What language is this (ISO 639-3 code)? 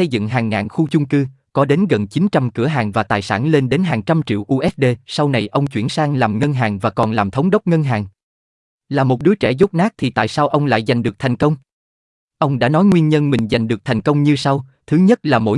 vie